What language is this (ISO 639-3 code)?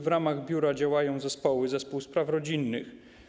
pol